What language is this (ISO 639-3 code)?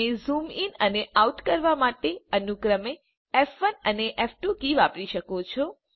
guj